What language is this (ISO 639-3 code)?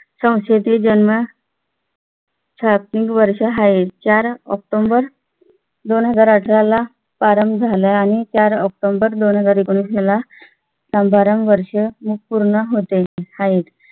mar